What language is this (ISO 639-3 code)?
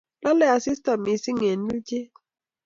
kln